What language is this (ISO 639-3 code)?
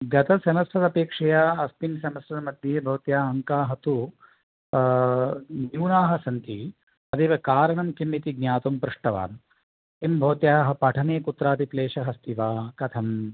san